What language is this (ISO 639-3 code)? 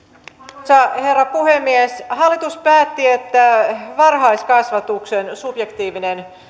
fin